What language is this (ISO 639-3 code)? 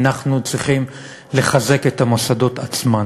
heb